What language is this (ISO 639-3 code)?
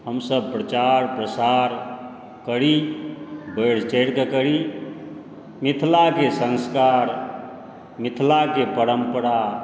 mai